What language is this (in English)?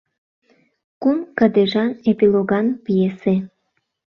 Mari